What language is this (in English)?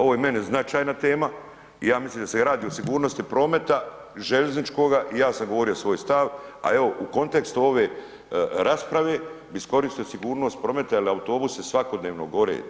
Croatian